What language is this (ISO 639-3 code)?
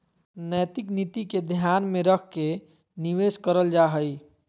mag